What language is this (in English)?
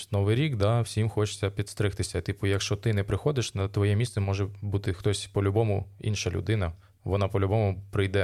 Ukrainian